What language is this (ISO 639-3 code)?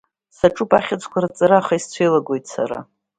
abk